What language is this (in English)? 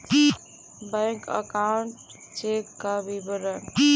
Magahi